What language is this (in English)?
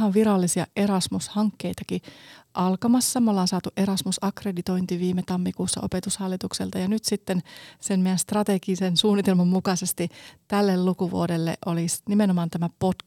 Finnish